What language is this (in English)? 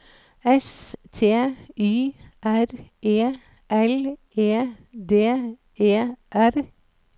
Norwegian